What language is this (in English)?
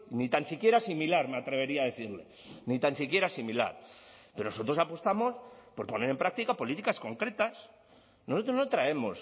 Spanish